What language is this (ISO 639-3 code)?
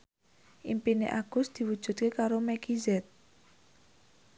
jav